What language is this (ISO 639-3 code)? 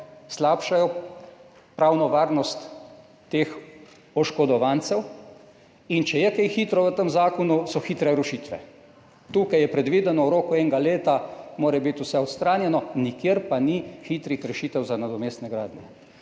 slv